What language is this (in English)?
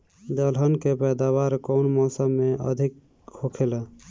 Bhojpuri